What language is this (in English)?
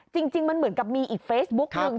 Thai